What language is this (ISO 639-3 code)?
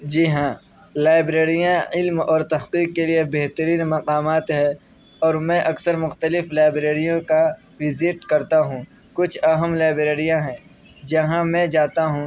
urd